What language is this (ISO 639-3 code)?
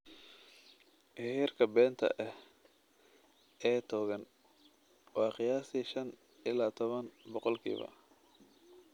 som